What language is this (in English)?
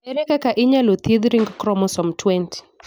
Luo (Kenya and Tanzania)